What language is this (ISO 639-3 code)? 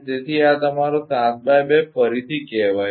guj